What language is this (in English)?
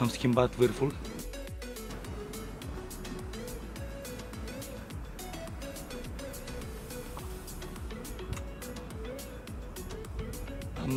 Romanian